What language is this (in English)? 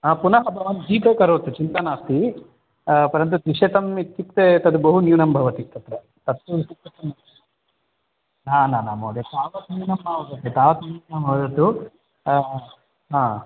Sanskrit